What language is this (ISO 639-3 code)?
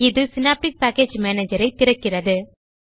tam